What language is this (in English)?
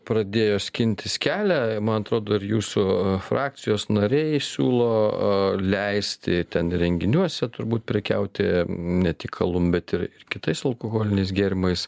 Lithuanian